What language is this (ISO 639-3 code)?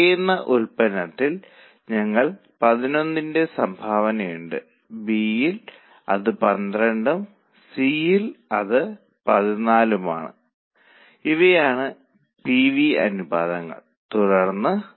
mal